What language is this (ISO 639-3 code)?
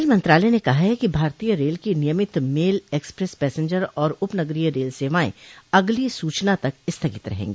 hin